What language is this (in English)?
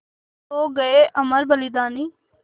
Hindi